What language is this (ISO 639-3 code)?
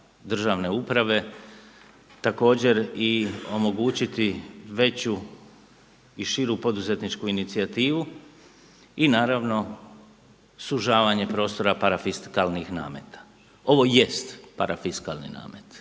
hrv